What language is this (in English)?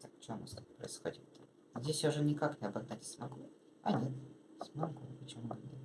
Russian